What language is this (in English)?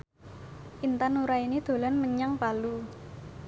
Javanese